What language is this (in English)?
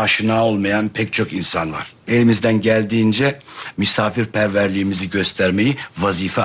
Turkish